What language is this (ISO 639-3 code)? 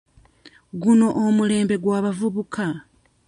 lug